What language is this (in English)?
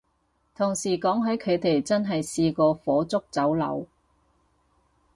Cantonese